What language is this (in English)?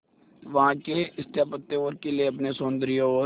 Hindi